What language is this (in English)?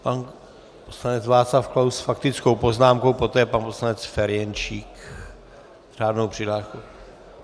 Czech